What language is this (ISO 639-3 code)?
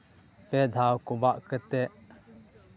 sat